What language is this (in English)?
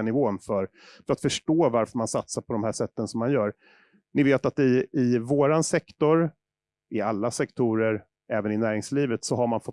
Swedish